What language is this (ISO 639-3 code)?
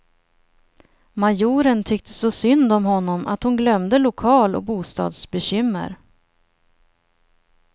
swe